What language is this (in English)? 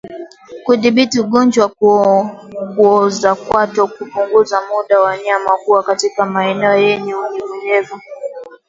Swahili